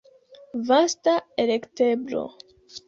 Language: Esperanto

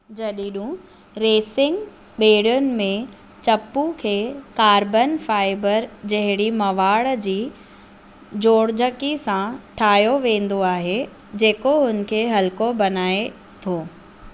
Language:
Sindhi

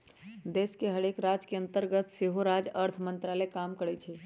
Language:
Magahi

